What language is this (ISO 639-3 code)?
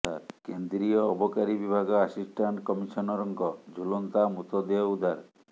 ori